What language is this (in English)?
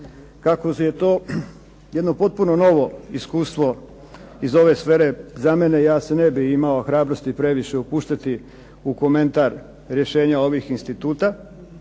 Croatian